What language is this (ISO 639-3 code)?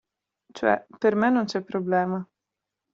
ita